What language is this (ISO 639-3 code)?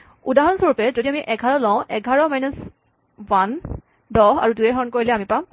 asm